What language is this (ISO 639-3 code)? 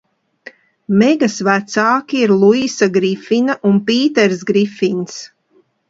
lav